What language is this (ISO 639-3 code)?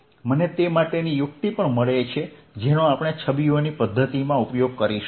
guj